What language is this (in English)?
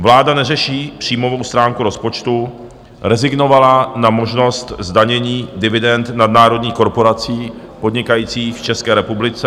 Czech